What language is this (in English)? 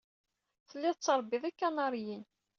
Kabyle